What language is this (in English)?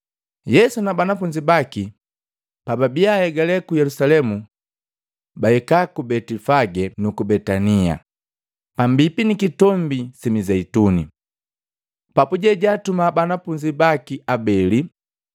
Matengo